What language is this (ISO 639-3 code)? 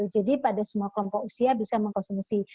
ind